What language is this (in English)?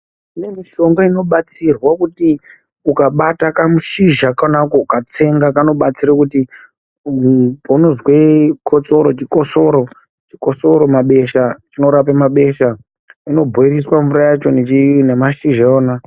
Ndau